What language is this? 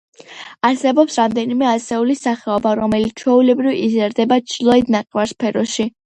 Georgian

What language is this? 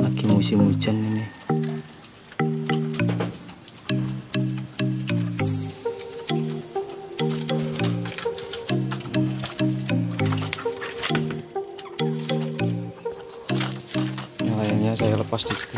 Indonesian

